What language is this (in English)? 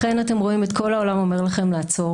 Hebrew